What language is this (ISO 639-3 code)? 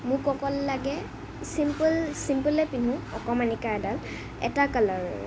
asm